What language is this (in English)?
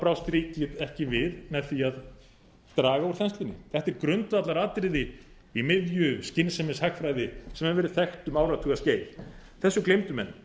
Icelandic